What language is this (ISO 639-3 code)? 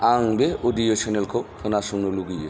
brx